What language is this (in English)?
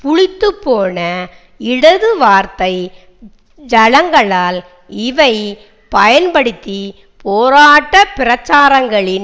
Tamil